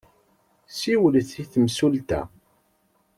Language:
Kabyle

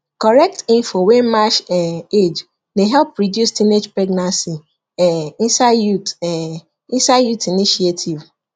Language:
Nigerian Pidgin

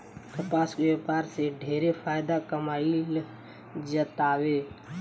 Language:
Bhojpuri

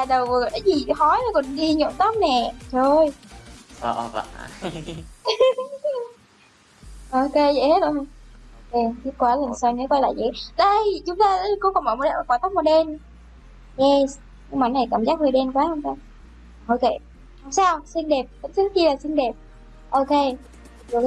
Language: Vietnamese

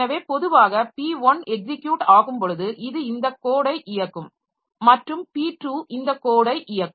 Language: Tamil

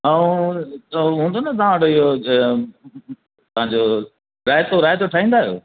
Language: Sindhi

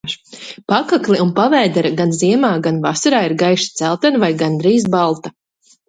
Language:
Latvian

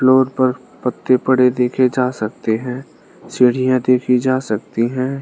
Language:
Hindi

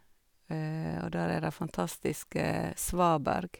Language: Norwegian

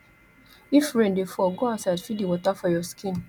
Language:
Nigerian Pidgin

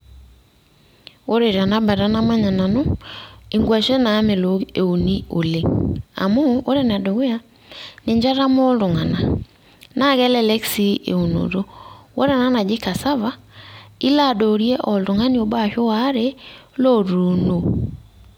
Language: Masai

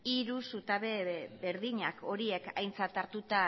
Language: Basque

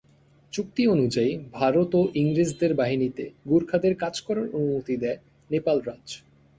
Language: Bangla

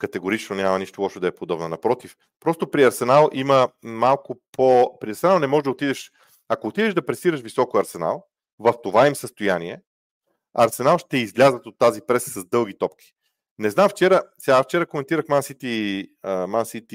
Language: Bulgarian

